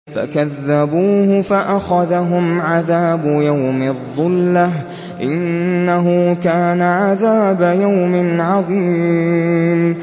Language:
Arabic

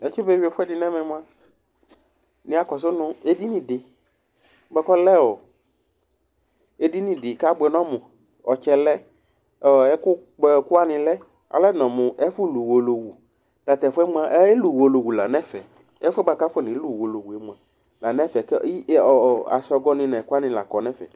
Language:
Ikposo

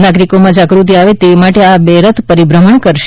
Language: Gujarati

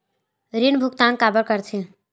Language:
Chhattisgarhi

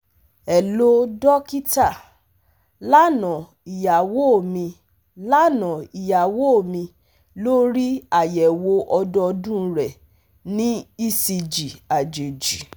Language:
Yoruba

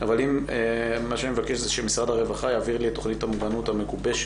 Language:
Hebrew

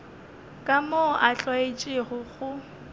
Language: Northern Sotho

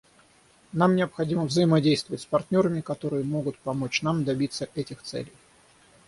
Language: Russian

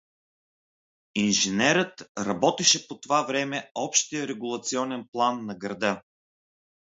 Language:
Bulgarian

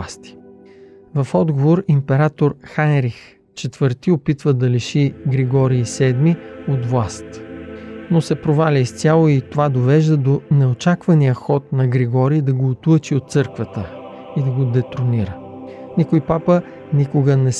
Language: Bulgarian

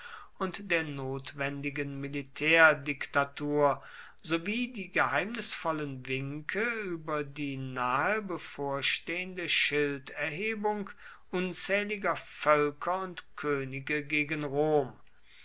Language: German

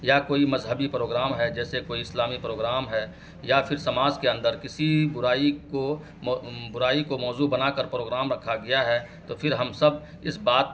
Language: Urdu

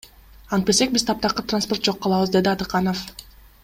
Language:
Kyrgyz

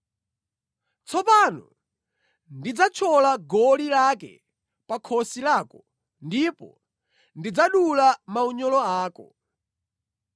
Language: Nyanja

